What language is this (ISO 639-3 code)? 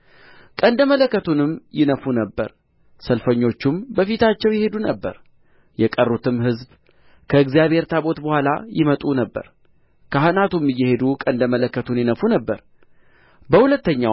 amh